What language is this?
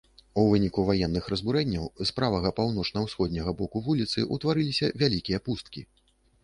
Belarusian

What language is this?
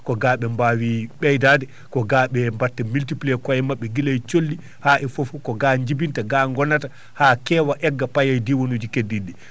Fula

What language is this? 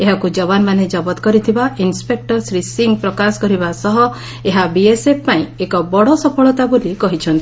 Odia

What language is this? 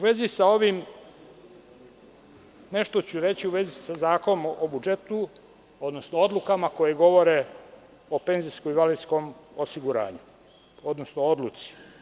Serbian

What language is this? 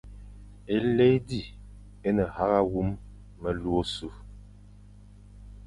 Fang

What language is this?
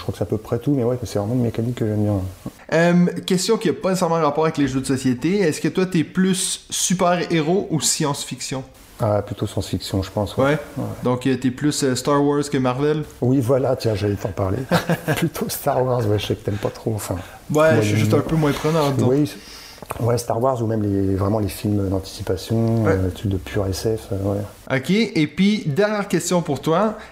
French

